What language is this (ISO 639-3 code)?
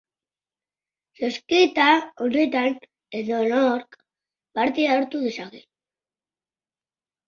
eus